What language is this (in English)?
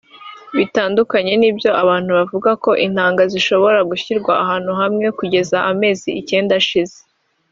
Kinyarwanda